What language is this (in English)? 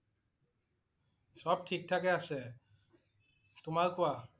Assamese